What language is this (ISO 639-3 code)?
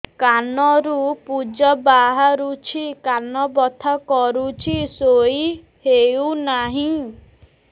ori